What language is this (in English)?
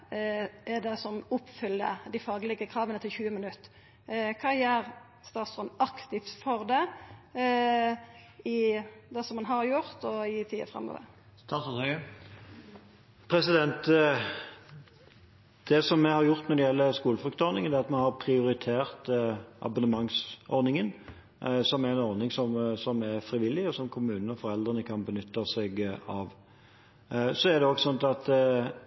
Norwegian